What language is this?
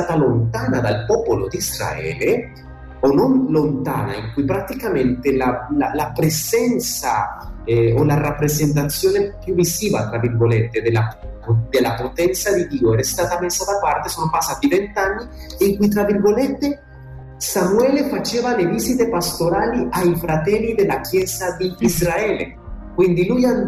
Italian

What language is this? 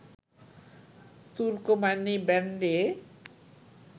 Bangla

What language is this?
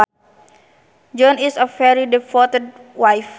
Sundanese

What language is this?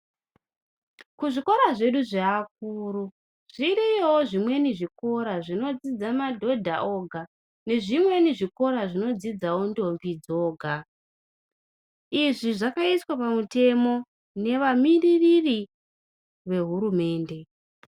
Ndau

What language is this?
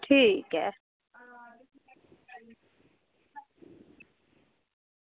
Dogri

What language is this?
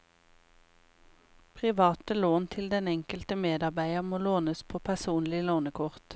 Norwegian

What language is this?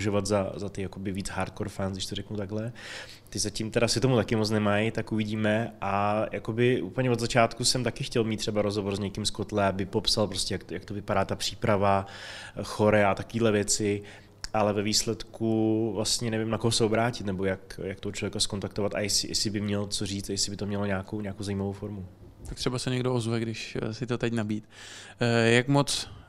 Czech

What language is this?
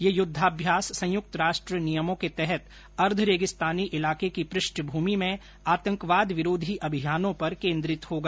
Hindi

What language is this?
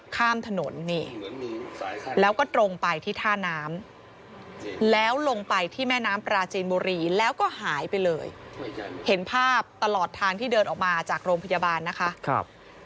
Thai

